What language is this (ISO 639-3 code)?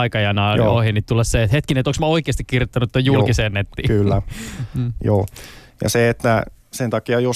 fin